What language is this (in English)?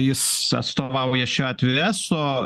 Lithuanian